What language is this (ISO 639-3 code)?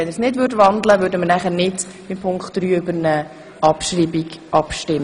gsw